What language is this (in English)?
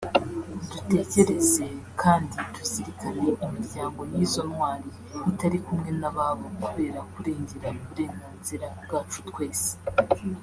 Kinyarwanda